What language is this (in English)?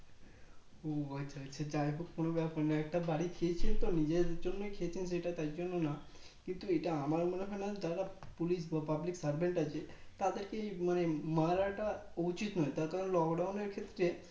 Bangla